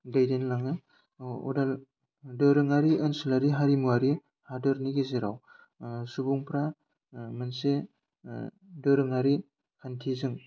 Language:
Bodo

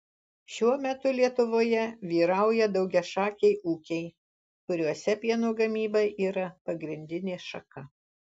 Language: Lithuanian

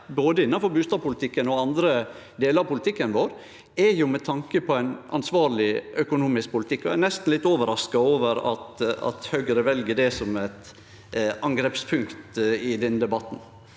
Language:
Norwegian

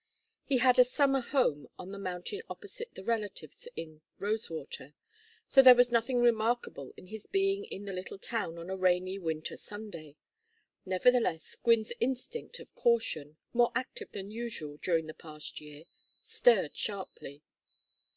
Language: English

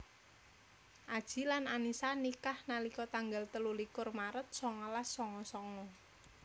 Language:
Javanese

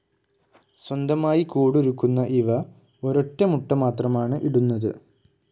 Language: Malayalam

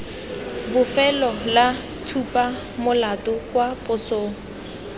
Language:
Tswana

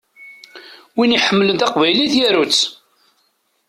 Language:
Kabyle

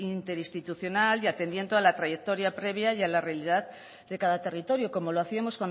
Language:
Spanish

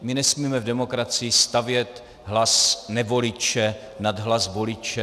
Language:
Czech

